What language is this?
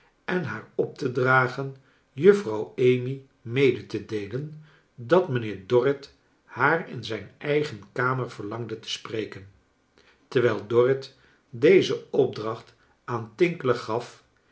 Dutch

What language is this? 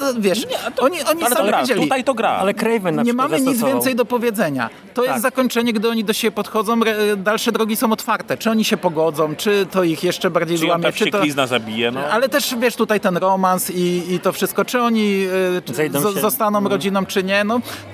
Polish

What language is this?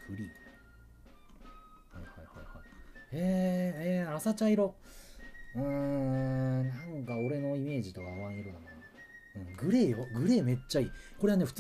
Japanese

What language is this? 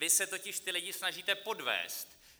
Czech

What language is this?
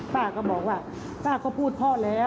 Thai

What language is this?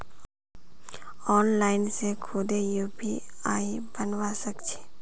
Magahi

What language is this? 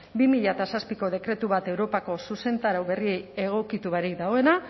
Basque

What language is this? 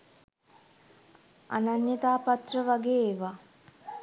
Sinhala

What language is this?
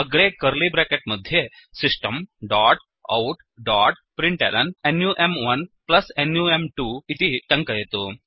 Sanskrit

